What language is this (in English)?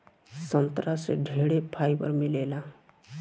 Bhojpuri